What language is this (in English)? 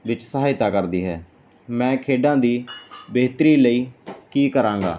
Punjabi